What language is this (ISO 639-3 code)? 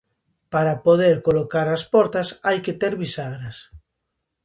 glg